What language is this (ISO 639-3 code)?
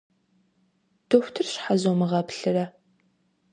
kbd